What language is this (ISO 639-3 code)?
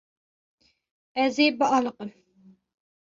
kur